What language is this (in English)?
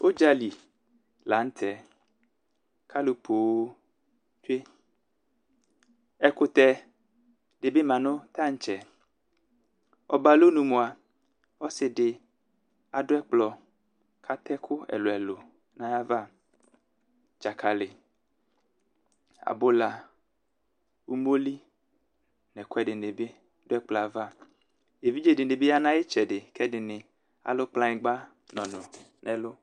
Ikposo